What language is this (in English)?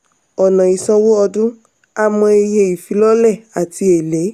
Yoruba